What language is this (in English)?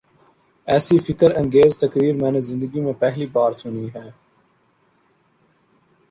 Urdu